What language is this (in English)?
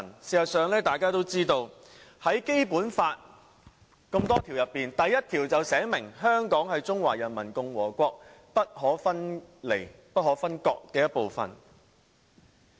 Cantonese